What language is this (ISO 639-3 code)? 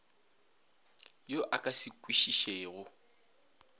nso